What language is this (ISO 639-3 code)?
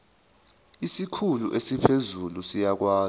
zul